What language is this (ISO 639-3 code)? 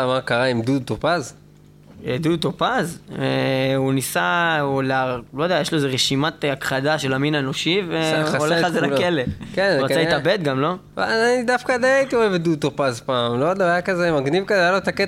heb